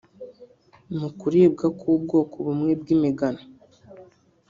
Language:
Kinyarwanda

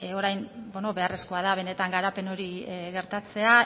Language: Basque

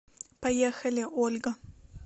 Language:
Russian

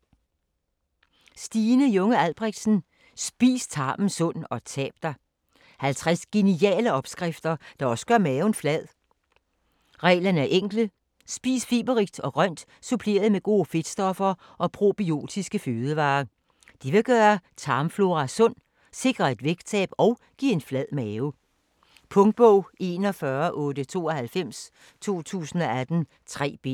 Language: Danish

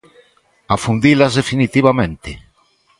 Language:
Galician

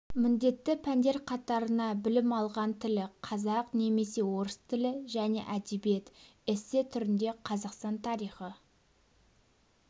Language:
Kazakh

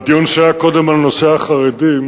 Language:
Hebrew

